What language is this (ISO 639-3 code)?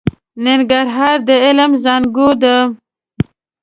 pus